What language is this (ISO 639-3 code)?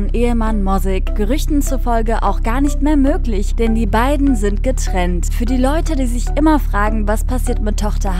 deu